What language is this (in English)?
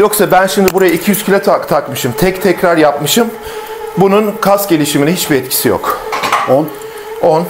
Turkish